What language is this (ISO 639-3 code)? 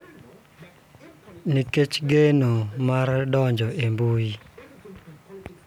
luo